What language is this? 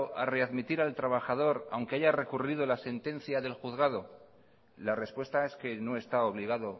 Spanish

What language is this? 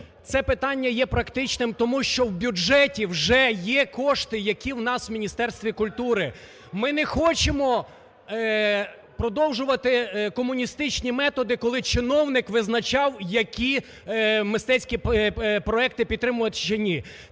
Ukrainian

